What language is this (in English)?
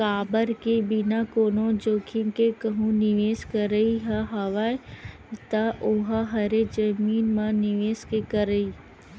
Chhattisgarhi